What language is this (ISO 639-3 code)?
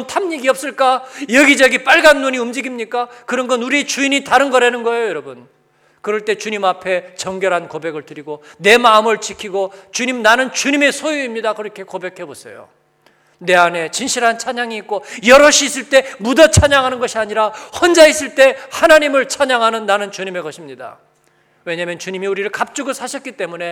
kor